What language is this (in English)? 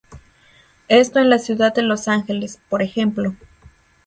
Spanish